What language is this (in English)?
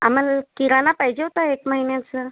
Marathi